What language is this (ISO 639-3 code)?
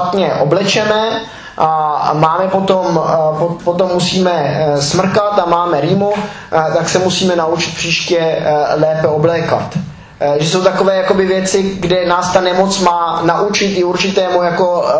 ces